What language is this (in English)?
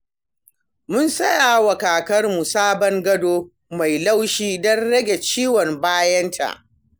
Hausa